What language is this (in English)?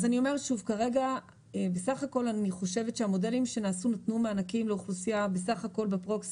Hebrew